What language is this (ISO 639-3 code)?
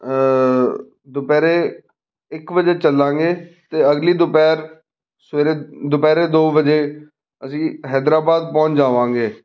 pan